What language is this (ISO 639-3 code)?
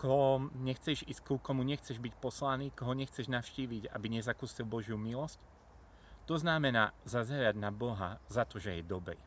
slk